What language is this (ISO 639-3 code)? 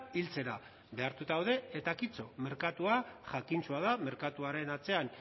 eus